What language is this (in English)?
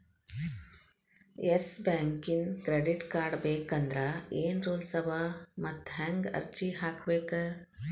Kannada